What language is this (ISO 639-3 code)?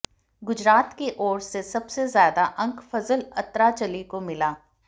hin